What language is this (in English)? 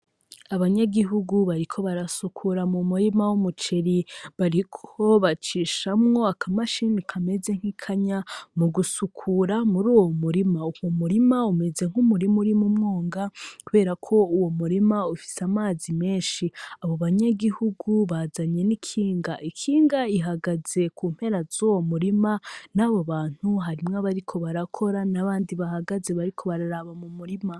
Rundi